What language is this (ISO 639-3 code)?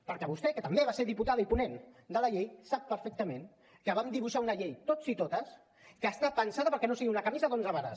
cat